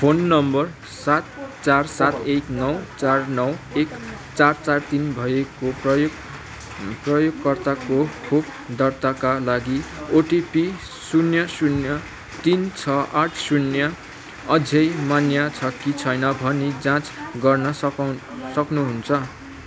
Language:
Nepali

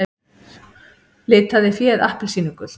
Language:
Icelandic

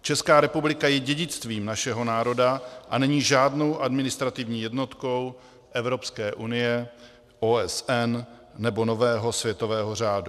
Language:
Czech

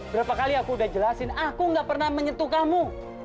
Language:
Indonesian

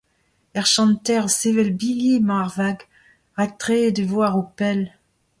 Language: Breton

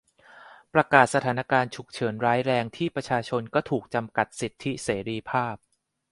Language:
Thai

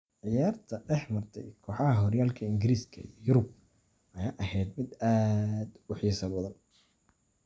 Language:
Somali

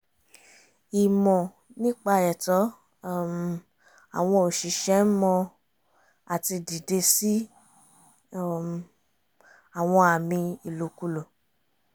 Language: Yoruba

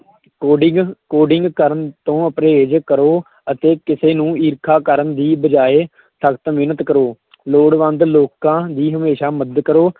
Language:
Punjabi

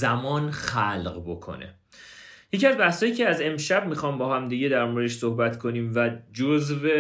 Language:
Persian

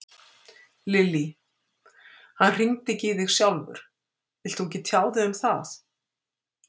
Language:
Icelandic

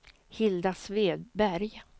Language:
Swedish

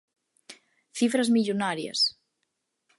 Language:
Galician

